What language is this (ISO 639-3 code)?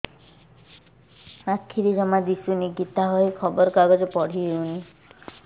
ori